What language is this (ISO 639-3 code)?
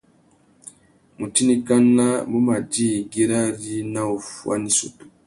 bag